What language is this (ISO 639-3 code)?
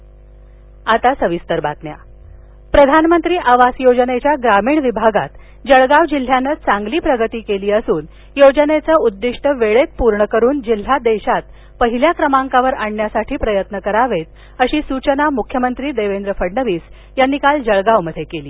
mar